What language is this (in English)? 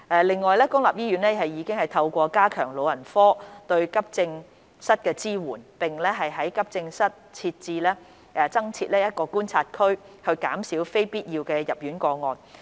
Cantonese